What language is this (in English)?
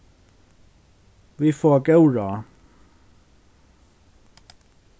Faroese